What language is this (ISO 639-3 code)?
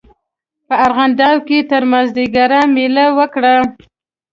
pus